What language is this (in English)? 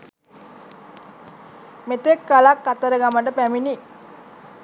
Sinhala